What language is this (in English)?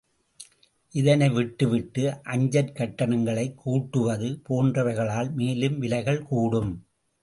Tamil